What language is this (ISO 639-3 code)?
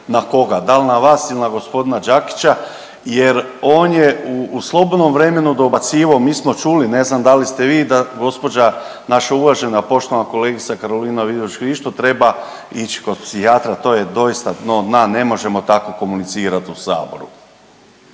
hrv